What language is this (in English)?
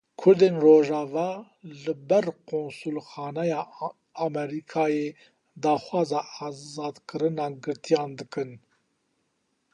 Kurdish